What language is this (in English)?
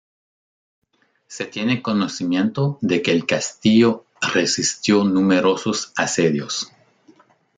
Spanish